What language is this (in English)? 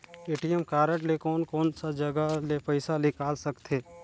Chhattisgarhi